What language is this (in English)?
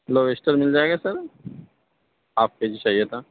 Urdu